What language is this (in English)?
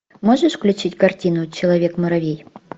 Russian